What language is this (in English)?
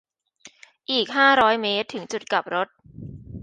Thai